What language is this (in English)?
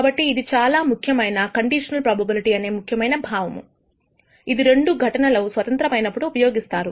Telugu